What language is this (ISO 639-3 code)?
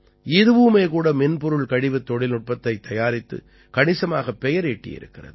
tam